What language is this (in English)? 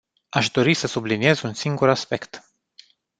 Romanian